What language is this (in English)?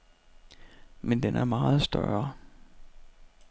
Danish